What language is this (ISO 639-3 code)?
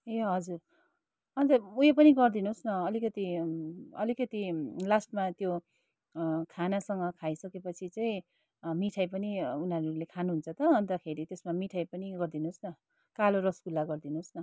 nep